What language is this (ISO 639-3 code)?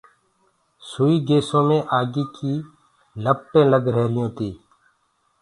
ggg